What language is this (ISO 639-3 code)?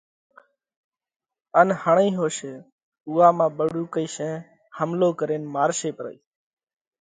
kvx